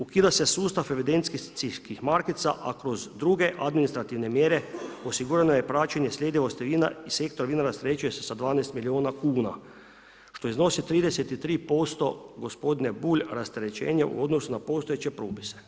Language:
Croatian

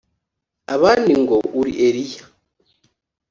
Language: Kinyarwanda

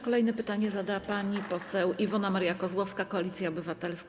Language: Polish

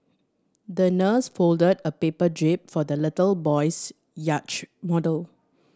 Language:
English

